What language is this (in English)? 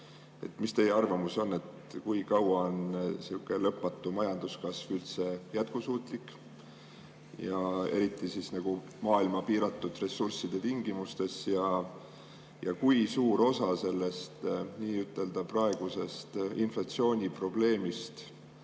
Estonian